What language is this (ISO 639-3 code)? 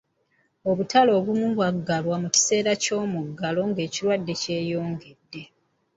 lug